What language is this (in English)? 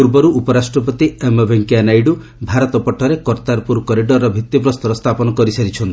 Odia